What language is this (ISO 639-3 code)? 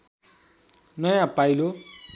nep